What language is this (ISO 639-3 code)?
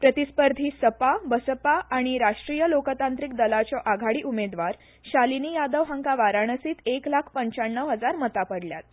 kok